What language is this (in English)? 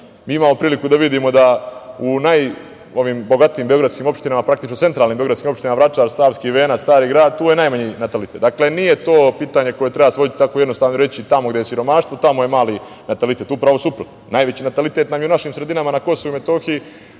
Serbian